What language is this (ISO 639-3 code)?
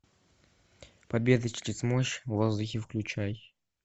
rus